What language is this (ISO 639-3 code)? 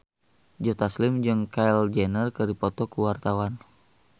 sun